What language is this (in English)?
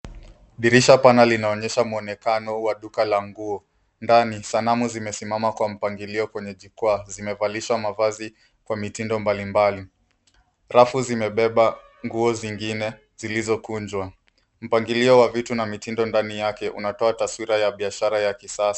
Swahili